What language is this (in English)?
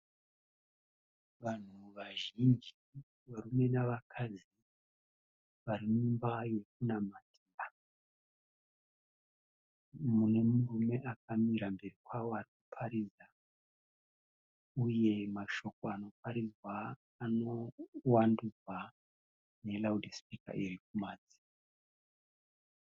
Shona